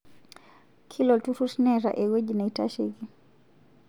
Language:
Masai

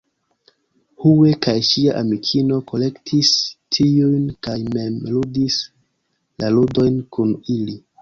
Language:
Esperanto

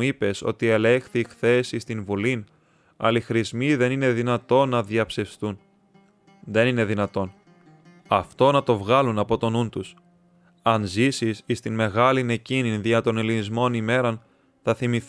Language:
Greek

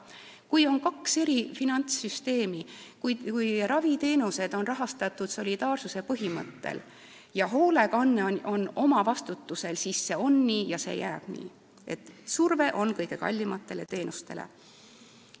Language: Estonian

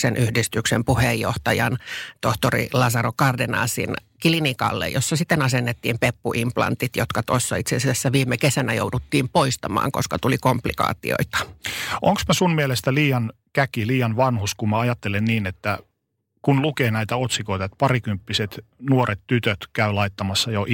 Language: Finnish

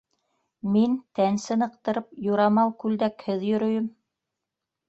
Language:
Bashkir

